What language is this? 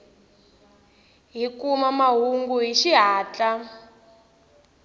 Tsonga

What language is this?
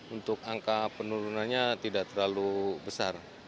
Indonesian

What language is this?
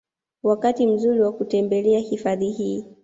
Swahili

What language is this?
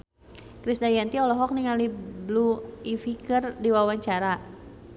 Sundanese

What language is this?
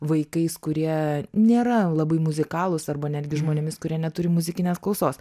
Lithuanian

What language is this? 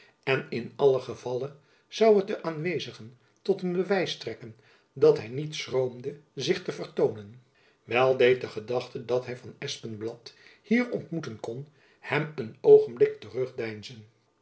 Dutch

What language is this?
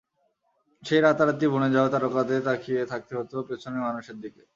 Bangla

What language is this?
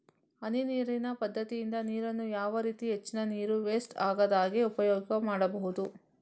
Kannada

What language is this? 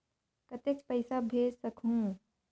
Chhattisgarhi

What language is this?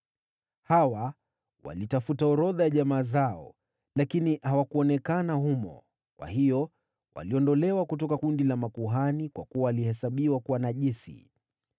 Swahili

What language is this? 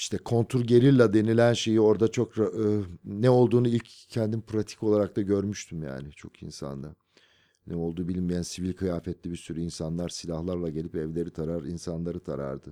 Turkish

